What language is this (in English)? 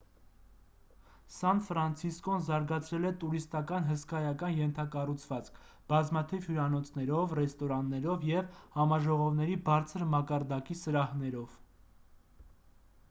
Armenian